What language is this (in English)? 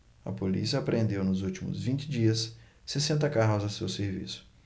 Portuguese